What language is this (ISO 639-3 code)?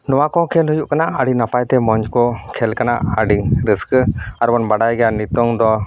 sat